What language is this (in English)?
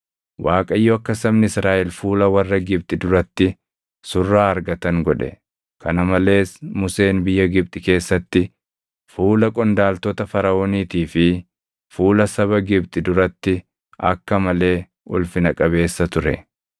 Oromo